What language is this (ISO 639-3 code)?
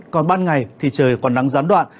vie